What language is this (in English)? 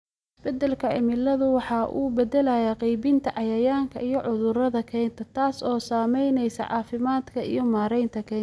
Somali